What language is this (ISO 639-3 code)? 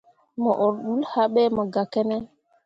mua